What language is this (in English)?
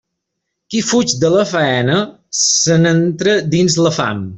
Catalan